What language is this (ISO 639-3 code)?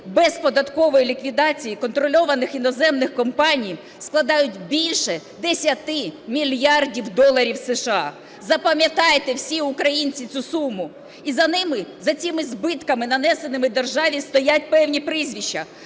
ukr